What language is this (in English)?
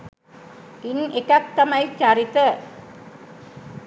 Sinhala